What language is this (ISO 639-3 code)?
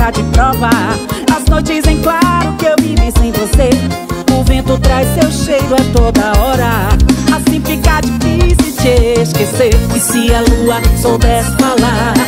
por